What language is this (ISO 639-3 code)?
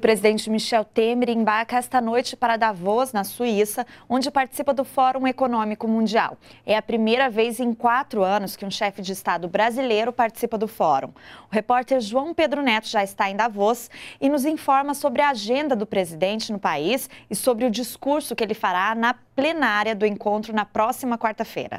por